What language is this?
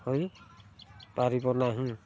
Odia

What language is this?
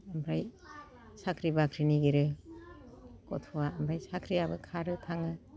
Bodo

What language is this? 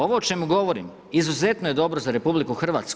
Croatian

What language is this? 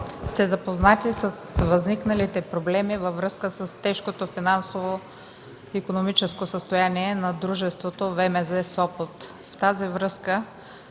Bulgarian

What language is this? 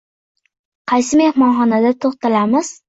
Uzbek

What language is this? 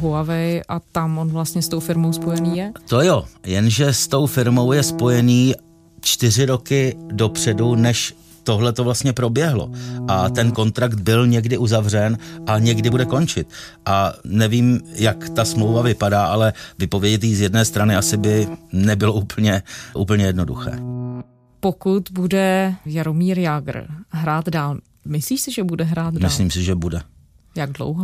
Czech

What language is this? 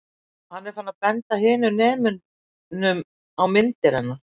Icelandic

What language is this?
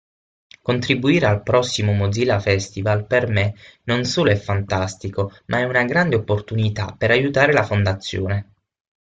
Italian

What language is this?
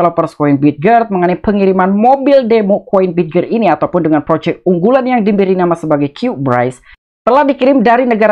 Indonesian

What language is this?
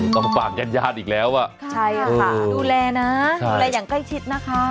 Thai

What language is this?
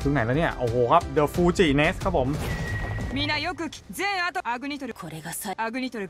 Thai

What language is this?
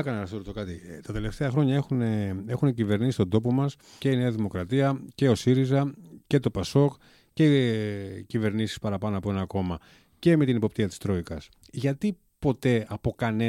Greek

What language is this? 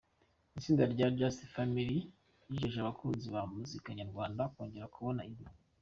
Kinyarwanda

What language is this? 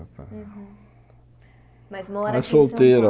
Portuguese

